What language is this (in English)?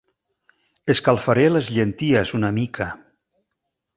Catalan